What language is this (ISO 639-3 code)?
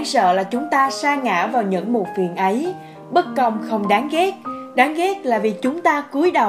vie